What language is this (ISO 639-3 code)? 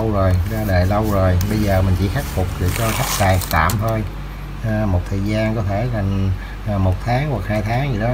vie